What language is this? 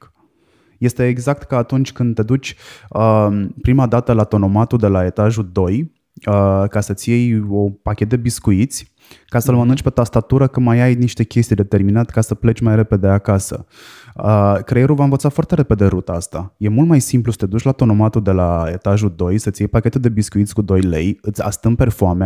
Romanian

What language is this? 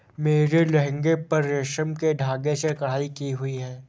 Hindi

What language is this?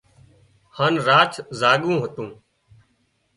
Wadiyara Koli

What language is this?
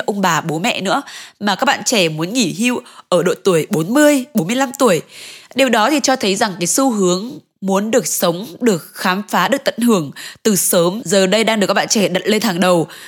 Vietnamese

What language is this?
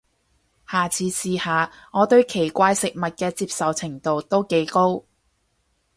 Cantonese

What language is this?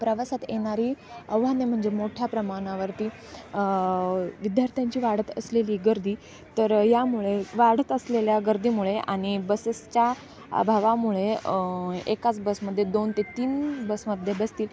Marathi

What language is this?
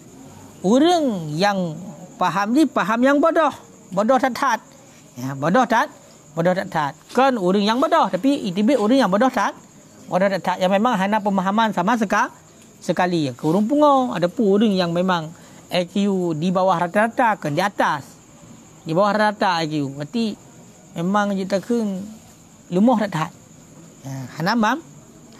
Malay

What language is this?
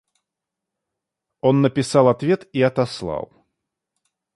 Russian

